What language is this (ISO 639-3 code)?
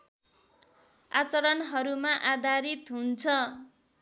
nep